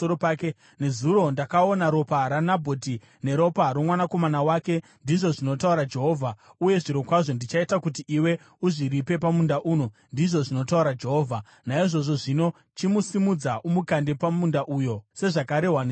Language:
Shona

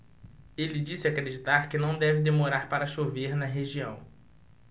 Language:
Portuguese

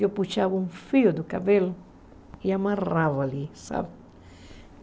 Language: Portuguese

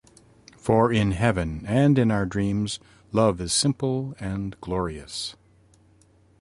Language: English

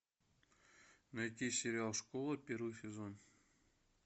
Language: Russian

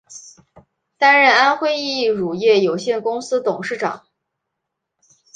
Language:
Chinese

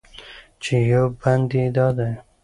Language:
Pashto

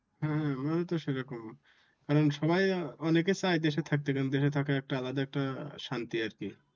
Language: Bangla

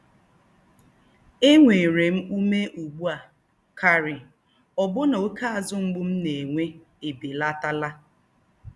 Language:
Igbo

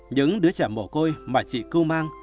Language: Vietnamese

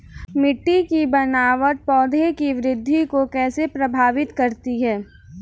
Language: Hindi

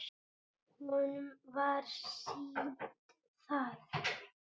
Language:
Icelandic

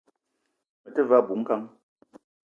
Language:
Eton (Cameroon)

